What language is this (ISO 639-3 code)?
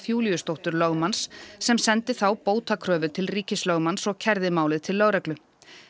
isl